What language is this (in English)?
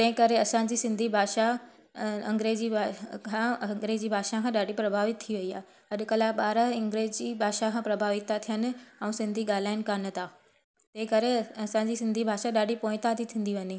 Sindhi